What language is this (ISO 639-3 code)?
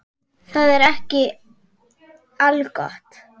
isl